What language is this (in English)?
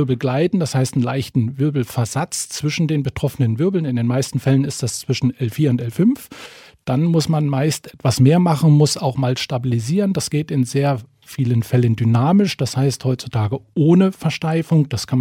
German